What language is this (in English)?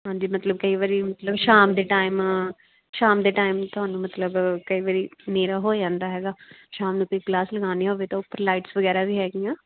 Punjabi